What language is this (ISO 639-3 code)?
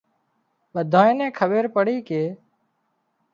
kxp